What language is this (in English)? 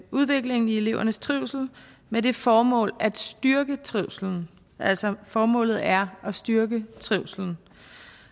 Danish